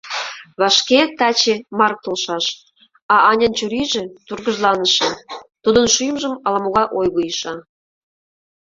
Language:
Mari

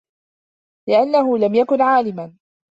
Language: Arabic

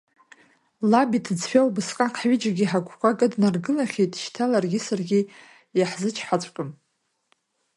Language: Abkhazian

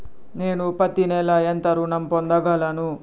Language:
Telugu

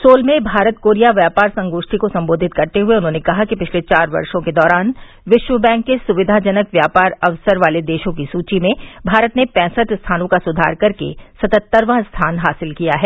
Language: Hindi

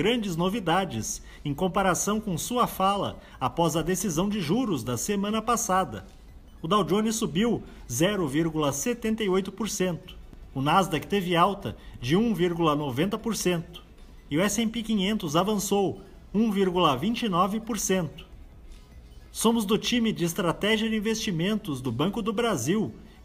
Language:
Portuguese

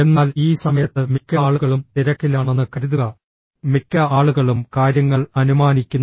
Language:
Malayalam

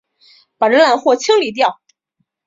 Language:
Chinese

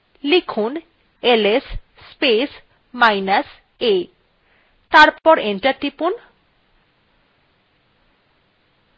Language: Bangla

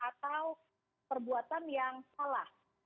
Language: Indonesian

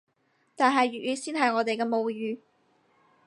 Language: Cantonese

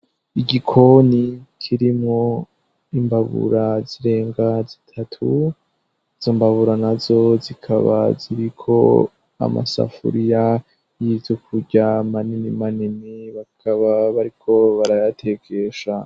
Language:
Rundi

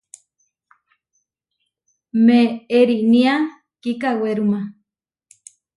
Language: Huarijio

